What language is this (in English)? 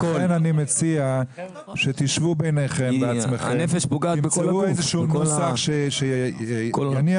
Hebrew